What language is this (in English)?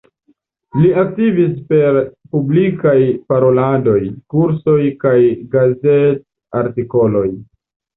Esperanto